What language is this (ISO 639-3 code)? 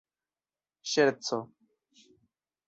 epo